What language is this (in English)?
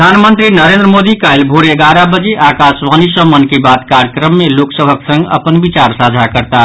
Maithili